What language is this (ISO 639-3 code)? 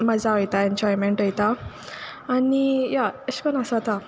kok